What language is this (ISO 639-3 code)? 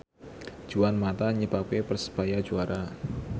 jav